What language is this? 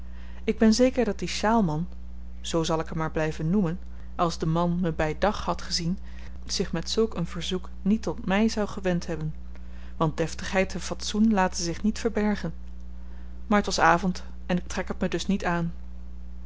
Dutch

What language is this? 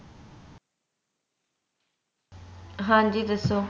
Punjabi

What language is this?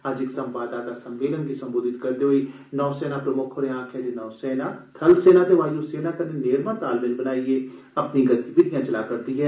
Dogri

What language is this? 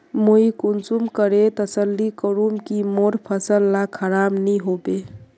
Magahi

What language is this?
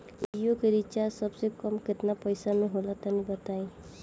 Bhojpuri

